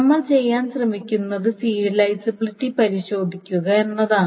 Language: Malayalam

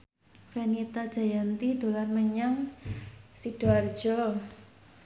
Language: Javanese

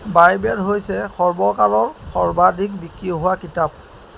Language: Assamese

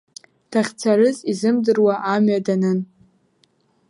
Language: Abkhazian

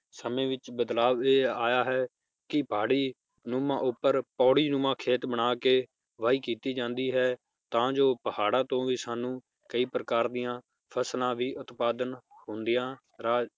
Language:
Punjabi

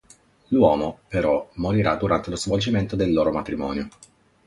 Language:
Italian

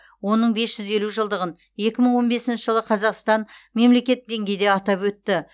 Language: Kazakh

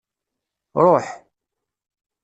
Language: Kabyle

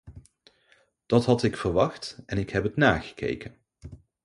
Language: Dutch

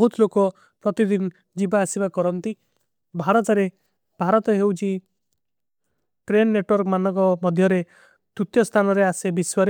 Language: Kui (India)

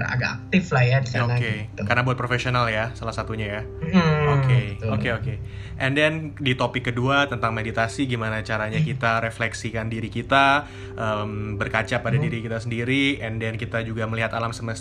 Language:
Indonesian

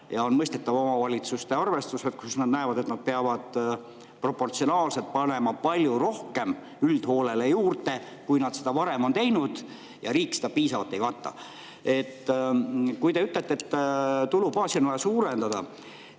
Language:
Estonian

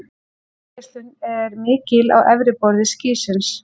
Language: Icelandic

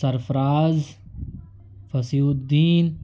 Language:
Urdu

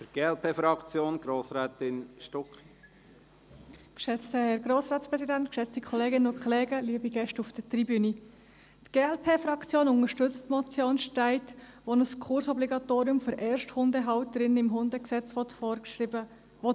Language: Swiss German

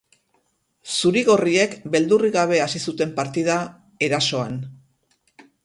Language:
Basque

